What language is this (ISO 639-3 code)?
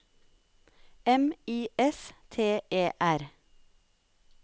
nor